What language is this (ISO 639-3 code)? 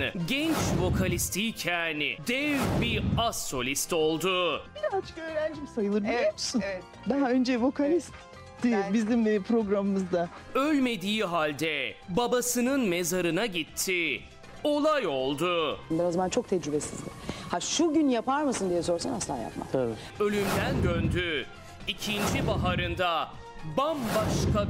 tur